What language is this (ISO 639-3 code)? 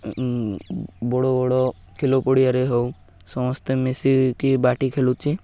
ori